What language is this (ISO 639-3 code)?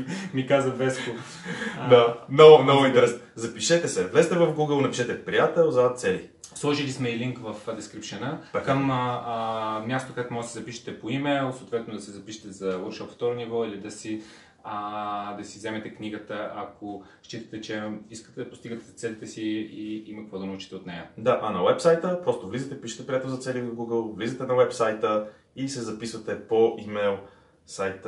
bul